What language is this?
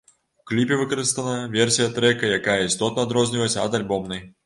Belarusian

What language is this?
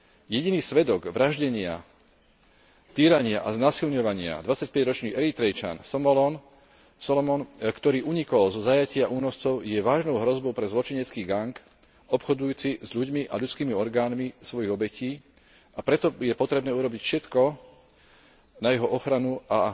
Slovak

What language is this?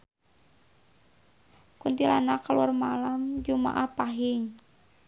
Sundanese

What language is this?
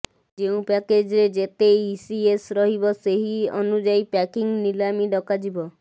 Odia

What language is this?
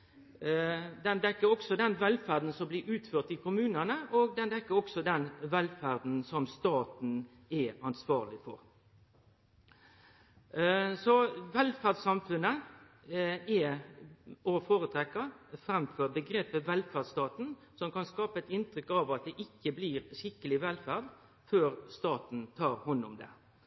Norwegian Nynorsk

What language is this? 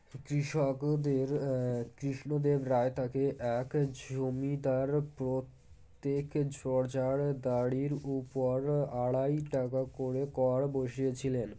Bangla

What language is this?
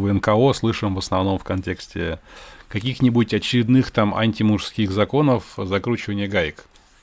Russian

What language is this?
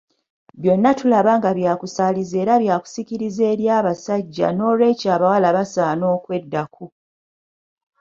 Ganda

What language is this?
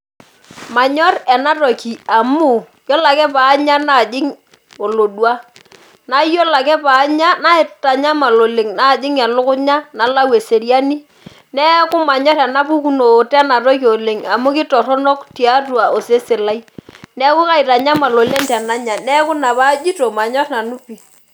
Masai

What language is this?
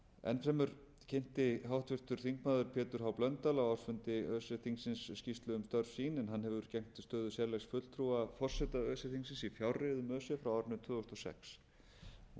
Icelandic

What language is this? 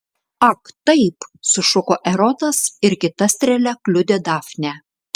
Lithuanian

